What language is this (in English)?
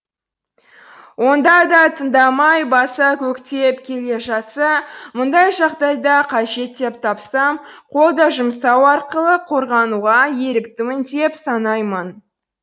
Kazakh